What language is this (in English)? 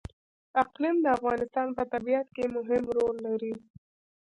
Pashto